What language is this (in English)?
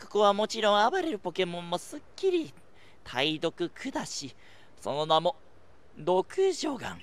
Japanese